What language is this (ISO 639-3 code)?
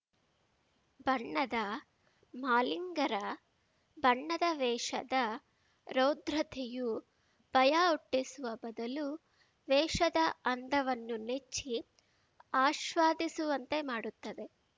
kan